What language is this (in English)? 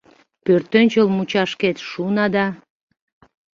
Mari